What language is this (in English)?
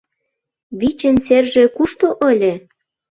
Mari